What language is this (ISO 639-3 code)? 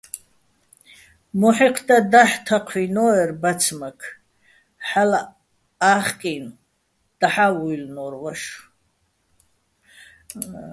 bbl